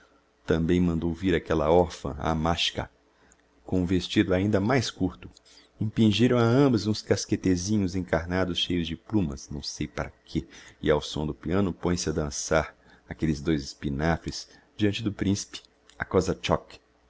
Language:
Portuguese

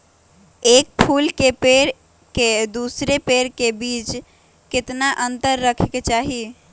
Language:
Magahi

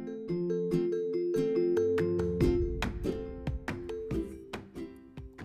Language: Indonesian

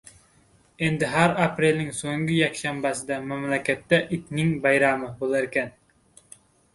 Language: Uzbek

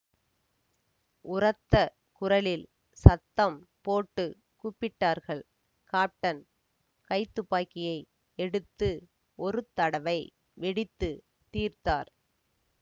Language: Tamil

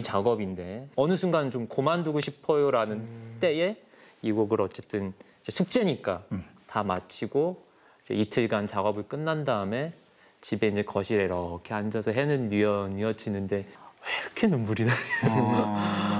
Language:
Korean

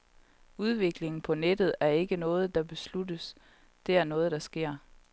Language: Danish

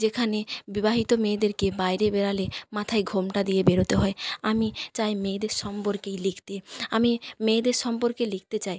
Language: Bangla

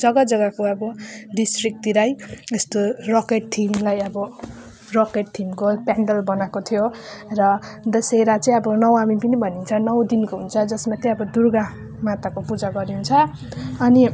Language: Nepali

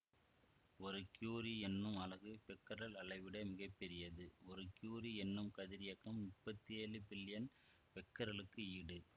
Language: Tamil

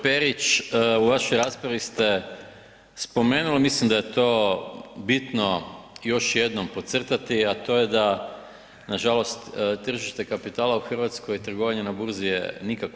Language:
Croatian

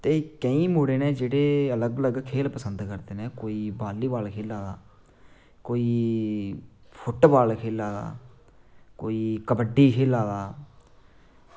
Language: Dogri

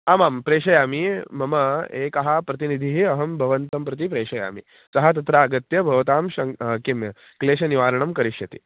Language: Sanskrit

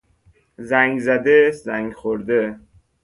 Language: Persian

